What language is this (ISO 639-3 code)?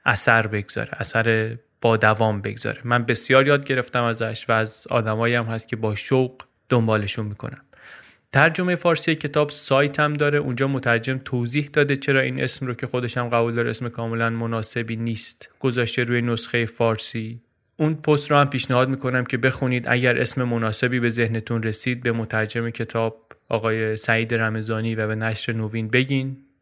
fas